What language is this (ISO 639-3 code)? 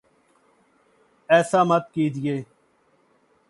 urd